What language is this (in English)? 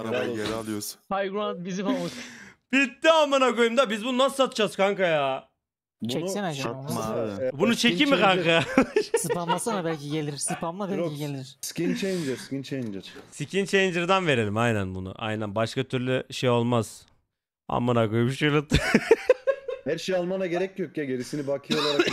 Turkish